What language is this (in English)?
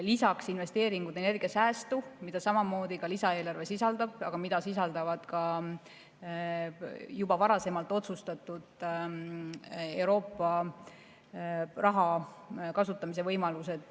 Estonian